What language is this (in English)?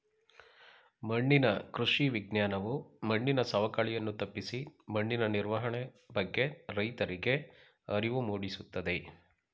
Kannada